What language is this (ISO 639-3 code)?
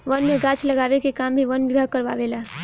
bho